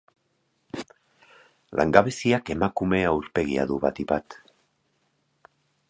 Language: Basque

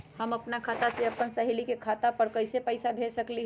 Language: Magahi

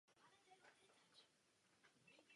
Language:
Czech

